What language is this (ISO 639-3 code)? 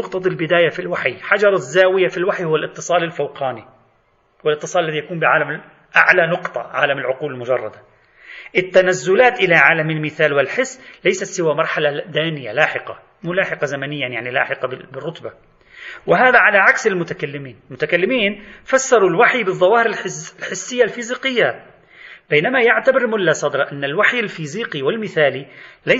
ara